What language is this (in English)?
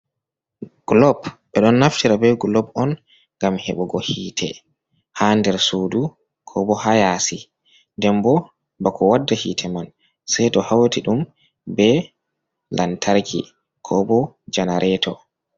Fula